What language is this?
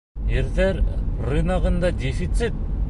Bashkir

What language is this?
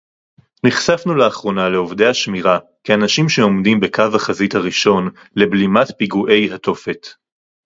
Hebrew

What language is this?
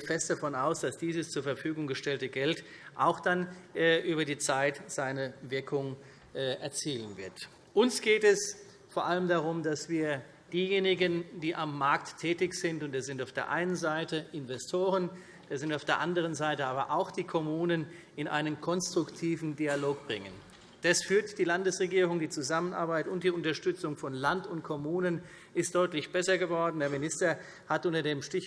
German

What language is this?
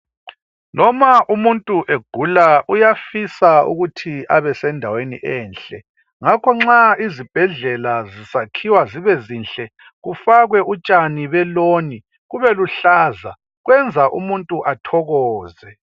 North Ndebele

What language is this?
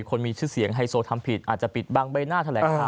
Thai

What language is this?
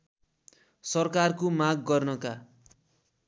Nepali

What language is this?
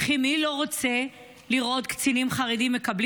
Hebrew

